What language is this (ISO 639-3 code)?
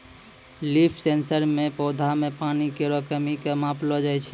mai